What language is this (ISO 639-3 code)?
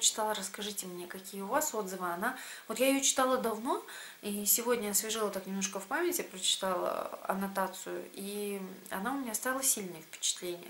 rus